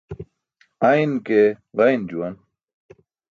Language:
Burushaski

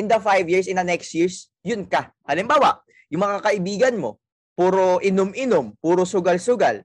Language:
Filipino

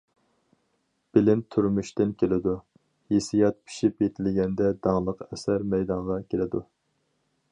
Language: Uyghur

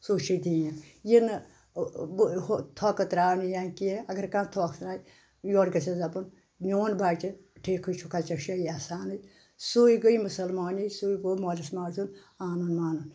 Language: Kashmiri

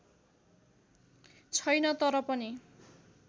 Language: Nepali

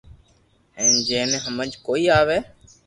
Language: Loarki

